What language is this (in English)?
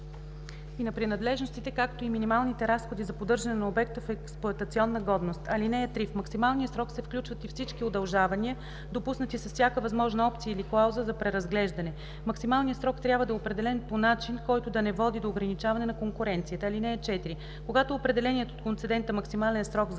Bulgarian